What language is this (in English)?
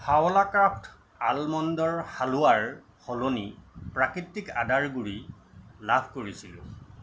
Assamese